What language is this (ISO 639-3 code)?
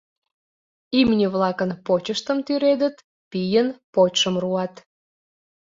chm